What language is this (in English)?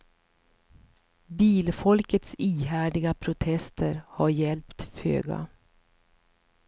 Swedish